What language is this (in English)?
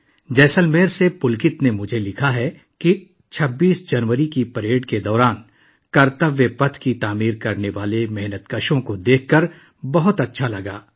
Urdu